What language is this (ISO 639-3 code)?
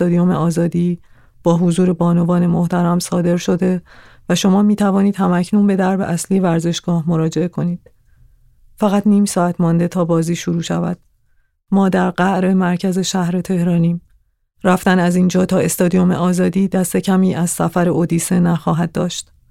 fas